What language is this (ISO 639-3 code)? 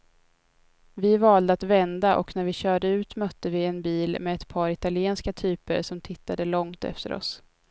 swe